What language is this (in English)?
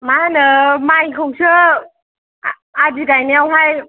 Bodo